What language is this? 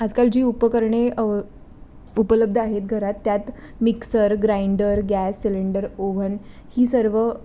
Marathi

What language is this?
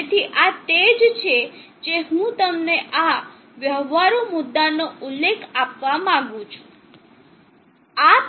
Gujarati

